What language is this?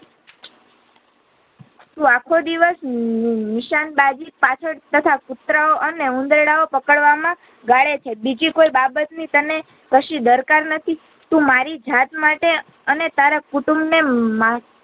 Gujarati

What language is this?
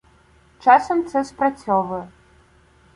Ukrainian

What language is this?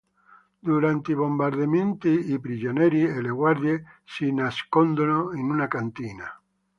Italian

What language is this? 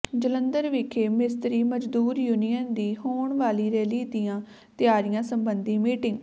Punjabi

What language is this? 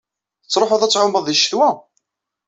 Kabyle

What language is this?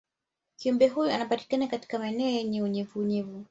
Swahili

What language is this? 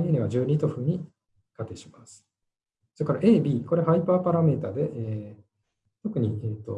Japanese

